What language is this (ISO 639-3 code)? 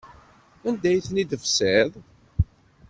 kab